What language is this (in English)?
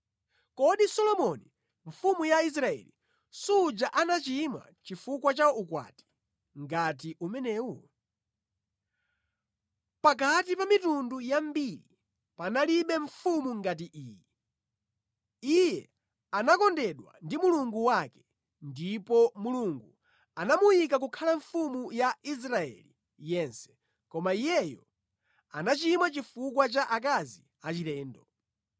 Nyanja